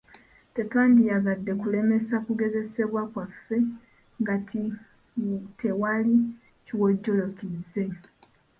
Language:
Ganda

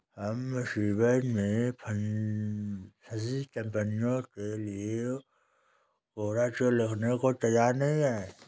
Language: Hindi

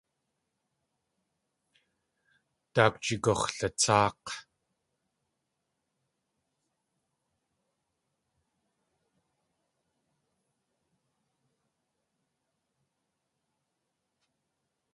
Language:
Tlingit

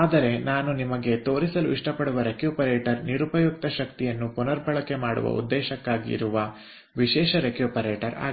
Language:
Kannada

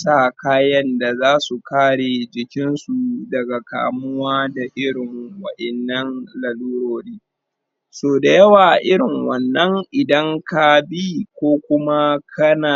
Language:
Hausa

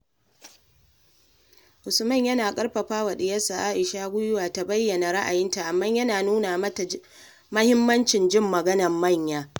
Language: Hausa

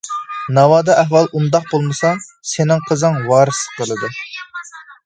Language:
Uyghur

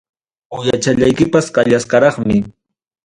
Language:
Ayacucho Quechua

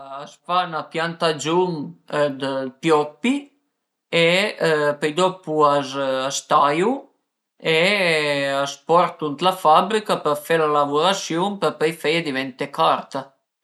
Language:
Piedmontese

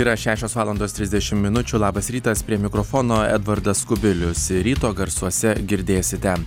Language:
Lithuanian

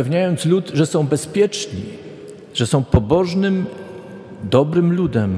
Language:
Polish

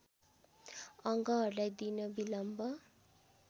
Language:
Nepali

